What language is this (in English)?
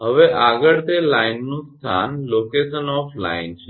Gujarati